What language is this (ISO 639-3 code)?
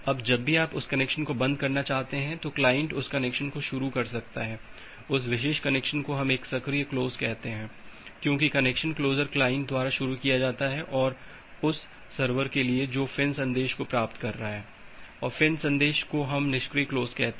hin